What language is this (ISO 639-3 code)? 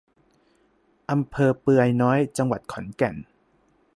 tha